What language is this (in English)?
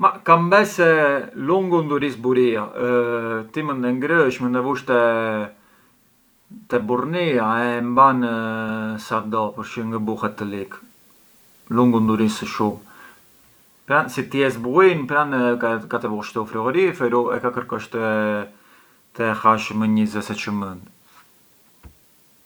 Arbëreshë Albanian